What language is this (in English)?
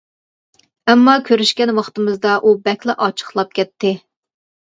Uyghur